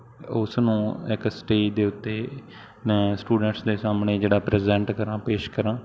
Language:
Punjabi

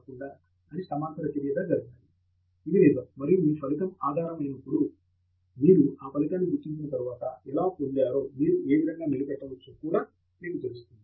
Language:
Telugu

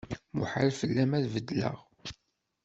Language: Kabyle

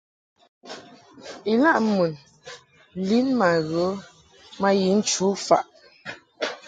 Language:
Mungaka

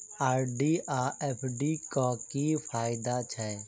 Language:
Maithili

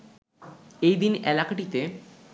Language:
Bangla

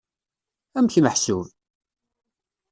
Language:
Kabyle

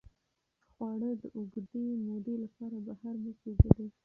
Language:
Pashto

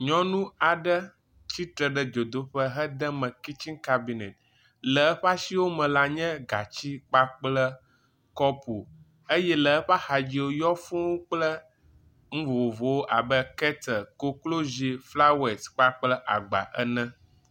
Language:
Ewe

